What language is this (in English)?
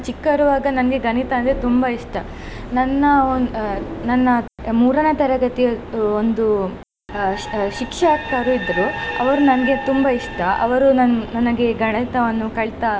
Kannada